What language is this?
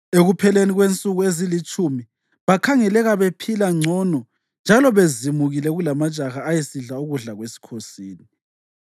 North Ndebele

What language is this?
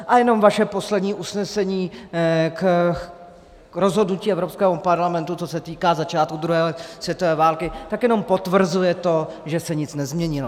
Czech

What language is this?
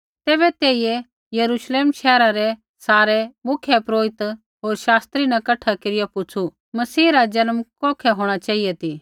Kullu Pahari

